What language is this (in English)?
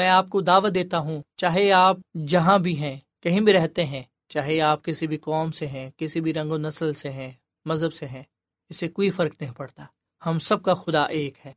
Urdu